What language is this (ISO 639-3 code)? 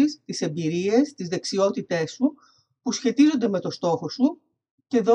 ell